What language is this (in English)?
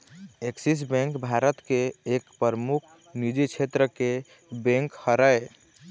Chhattisgarhi